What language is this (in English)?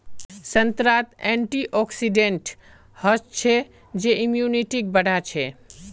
Magahi